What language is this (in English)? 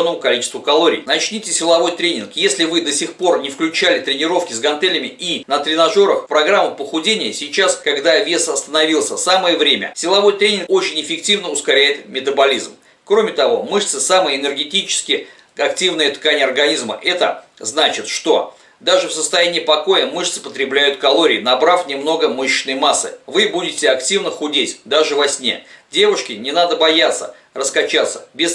Russian